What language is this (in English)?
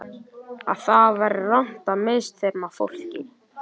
Icelandic